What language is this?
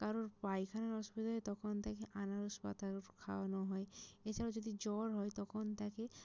Bangla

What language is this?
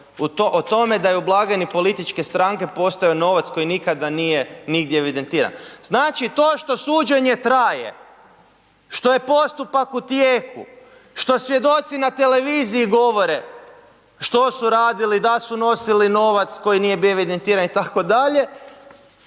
Croatian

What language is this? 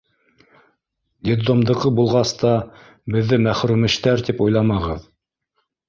Bashkir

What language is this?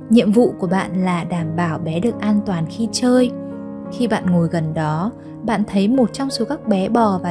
Vietnamese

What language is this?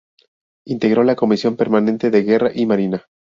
Spanish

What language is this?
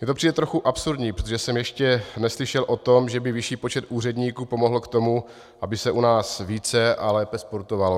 Czech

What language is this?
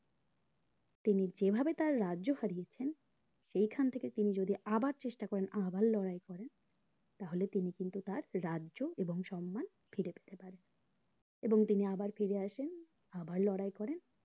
Bangla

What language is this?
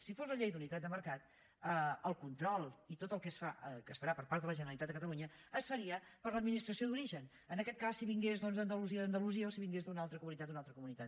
Catalan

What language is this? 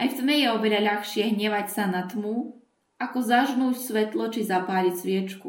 Slovak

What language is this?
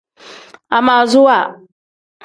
Tem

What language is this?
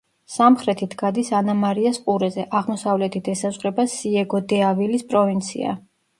Georgian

